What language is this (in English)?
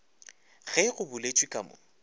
Northern Sotho